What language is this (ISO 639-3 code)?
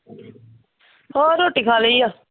pan